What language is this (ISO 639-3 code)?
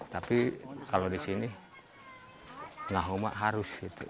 ind